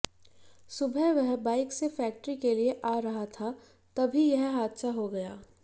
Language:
Hindi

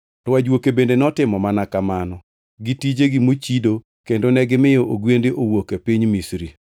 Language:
Luo (Kenya and Tanzania)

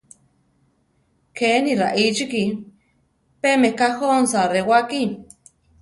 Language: Central Tarahumara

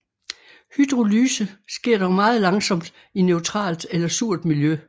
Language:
Danish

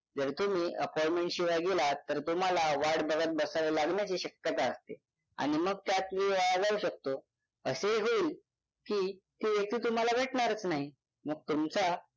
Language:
Marathi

